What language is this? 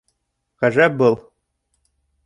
Bashkir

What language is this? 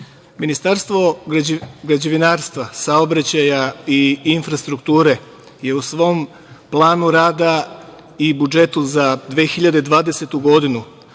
Serbian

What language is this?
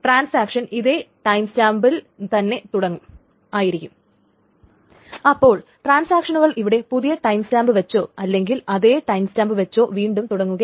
Malayalam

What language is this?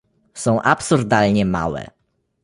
Polish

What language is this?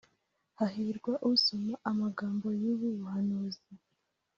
Kinyarwanda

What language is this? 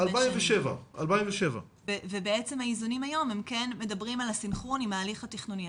Hebrew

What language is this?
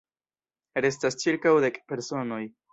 Esperanto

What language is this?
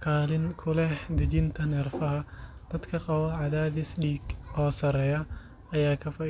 Somali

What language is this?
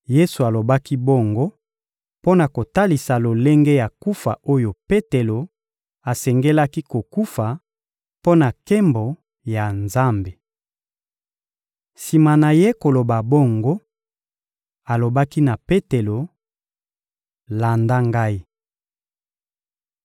Lingala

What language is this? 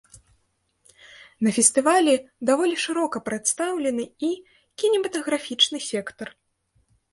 Belarusian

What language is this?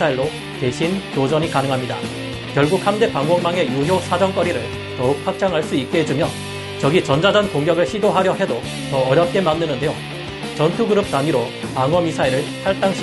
Korean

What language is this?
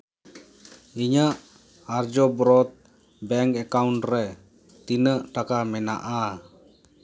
Santali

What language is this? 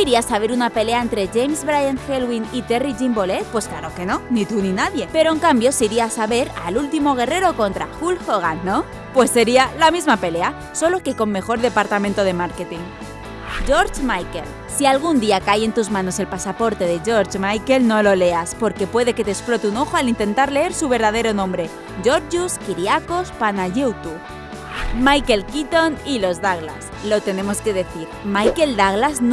Spanish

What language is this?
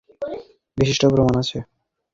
Bangla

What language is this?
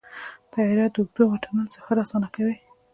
Pashto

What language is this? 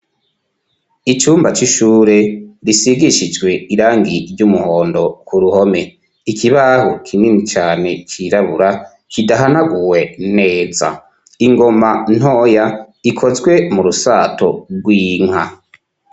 Rundi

